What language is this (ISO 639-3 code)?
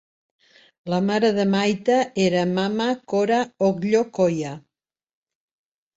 cat